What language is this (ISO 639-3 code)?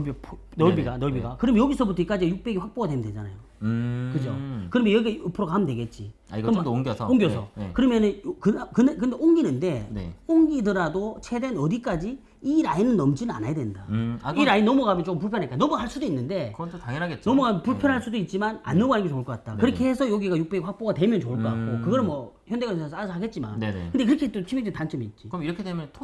kor